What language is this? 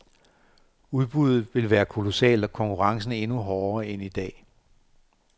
Danish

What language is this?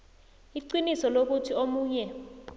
South Ndebele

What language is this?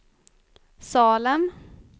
Swedish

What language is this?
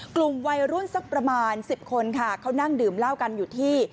Thai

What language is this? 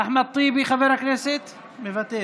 Hebrew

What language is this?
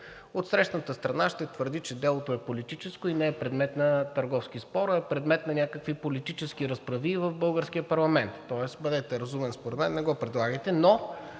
Bulgarian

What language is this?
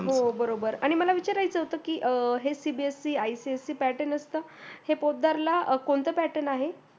Marathi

